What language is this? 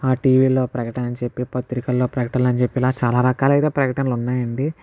Telugu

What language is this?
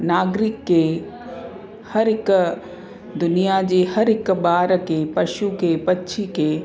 Sindhi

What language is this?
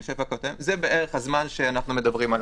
Hebrew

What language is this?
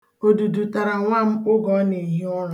Igbo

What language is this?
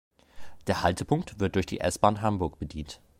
German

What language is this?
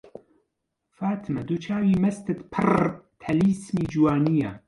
Central Kurdish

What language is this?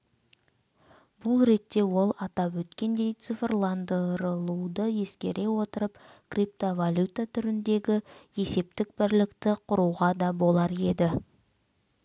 Kazakh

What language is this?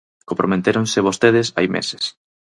Galician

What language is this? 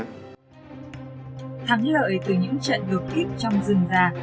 Vietnamese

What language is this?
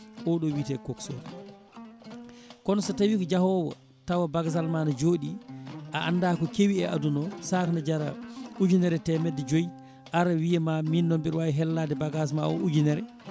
Fula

